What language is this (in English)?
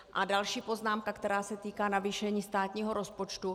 Czech